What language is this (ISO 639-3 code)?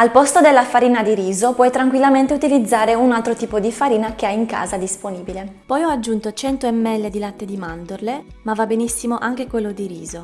ita